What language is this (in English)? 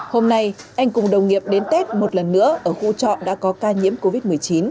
Vietnamese